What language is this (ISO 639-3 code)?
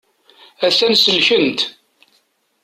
kab